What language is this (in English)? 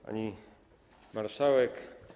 Polish